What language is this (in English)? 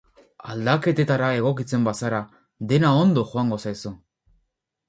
Basque